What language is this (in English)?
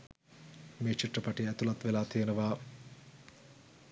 Sinhala